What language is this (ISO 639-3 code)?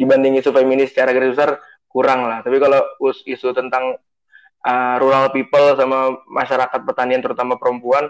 ind